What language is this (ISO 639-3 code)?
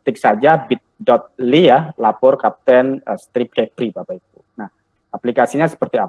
ind